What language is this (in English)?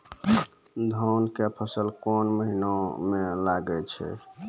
Maithili